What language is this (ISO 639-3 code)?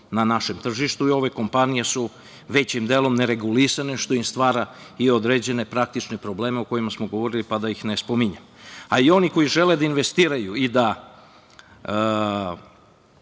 srp